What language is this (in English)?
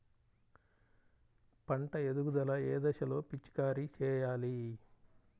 Telugu